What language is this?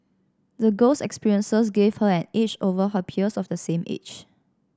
English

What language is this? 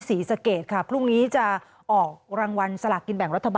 Thai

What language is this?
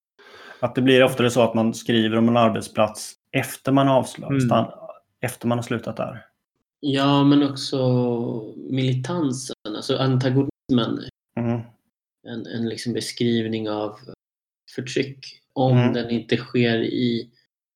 Swedish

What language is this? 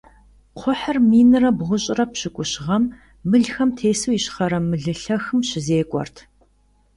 Kabardian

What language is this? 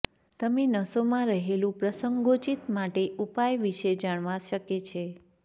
Gujarati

